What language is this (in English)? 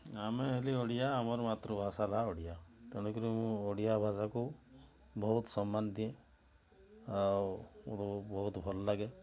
Odia